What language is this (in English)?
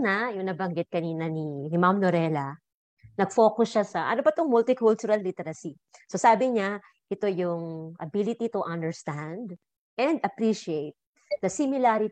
Filipino